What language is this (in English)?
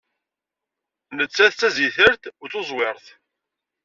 Kabyle